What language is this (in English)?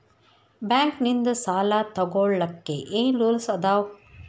Kannada